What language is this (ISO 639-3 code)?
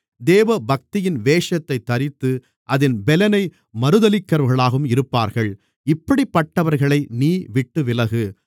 tam